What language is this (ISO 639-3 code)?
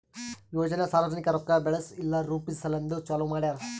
kan